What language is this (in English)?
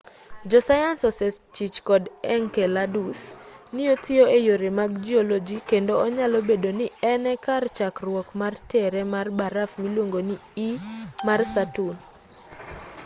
Luo (Kenya and Tanzania)